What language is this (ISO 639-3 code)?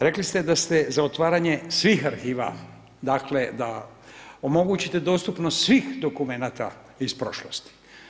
hrv